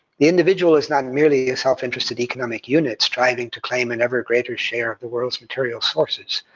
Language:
English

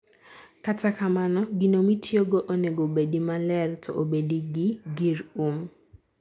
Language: Luo (Kenya and Tanzania)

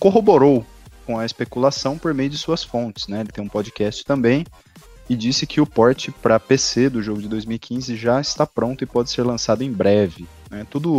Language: Portuguese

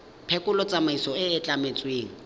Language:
Tswana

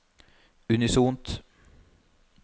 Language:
Norwegian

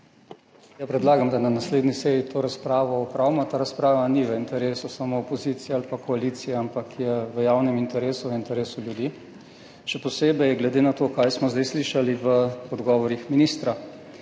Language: Slovenian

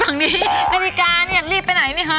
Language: Thai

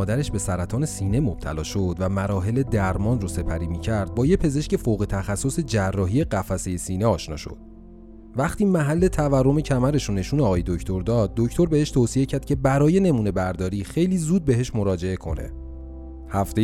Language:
Persian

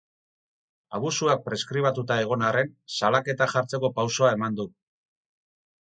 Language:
Basque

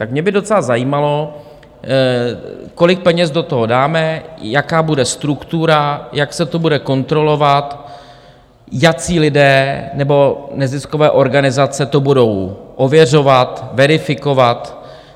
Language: Czech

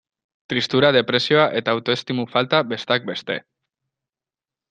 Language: Basque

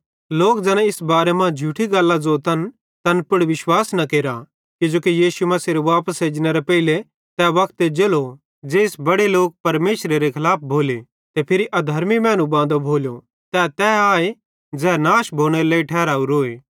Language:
Bhadrawahi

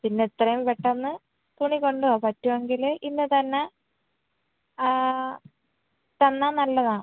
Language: Malayalam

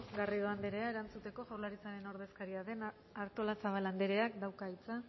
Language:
Basque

